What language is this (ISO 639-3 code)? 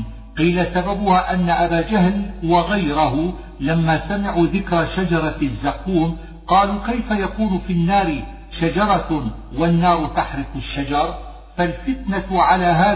ara